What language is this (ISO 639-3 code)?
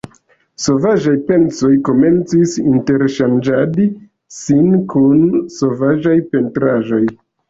epo